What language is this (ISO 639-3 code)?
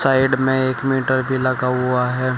hin